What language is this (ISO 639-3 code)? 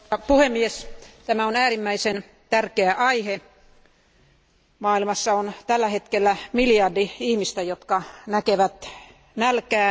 fin